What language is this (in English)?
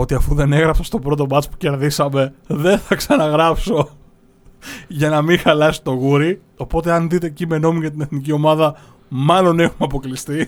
Greek